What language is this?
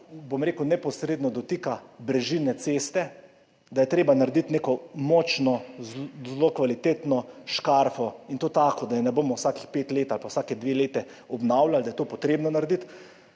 Slovenian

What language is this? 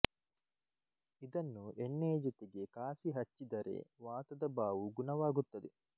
Kannada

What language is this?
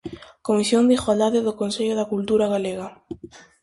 Galician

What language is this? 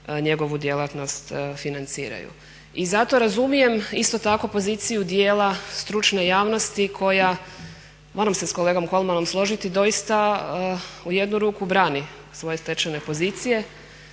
Croatian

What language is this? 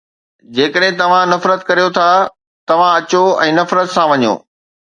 Sindhi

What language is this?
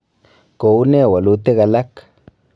Kalenjin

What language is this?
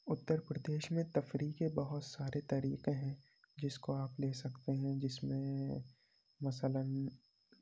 Urdu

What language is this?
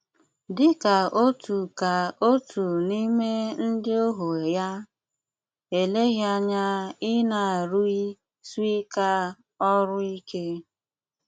Igbo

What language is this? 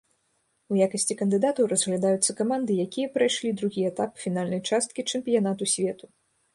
Belarusian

